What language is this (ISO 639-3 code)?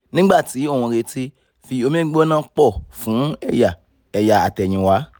yor